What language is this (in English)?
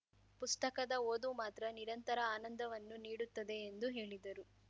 Kannada